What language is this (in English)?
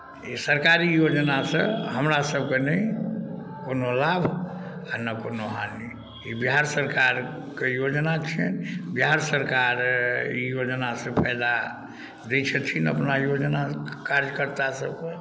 Maithili